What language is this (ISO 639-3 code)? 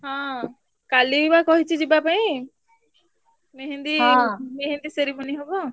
ori